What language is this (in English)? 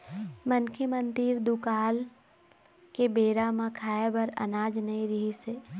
Chhattisgarhi